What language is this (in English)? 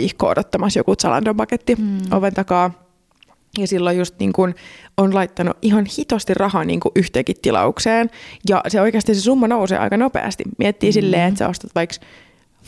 Finnish